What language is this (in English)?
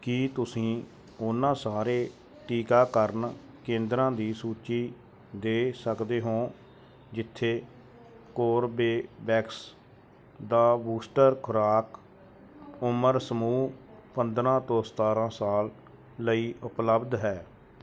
Punjabi